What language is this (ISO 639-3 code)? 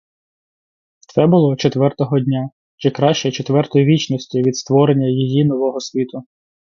ukr